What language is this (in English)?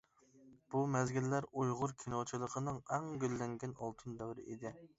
Uyghur